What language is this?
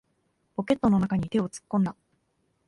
Japanese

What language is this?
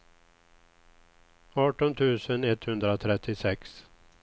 Swedish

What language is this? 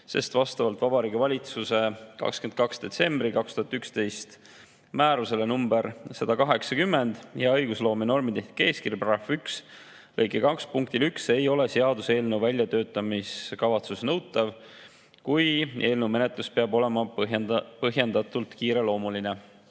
Estonian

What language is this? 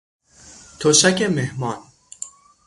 Persian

